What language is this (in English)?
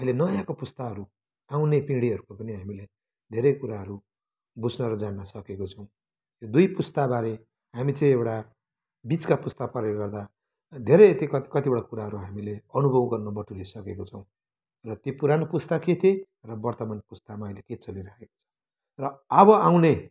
Nepali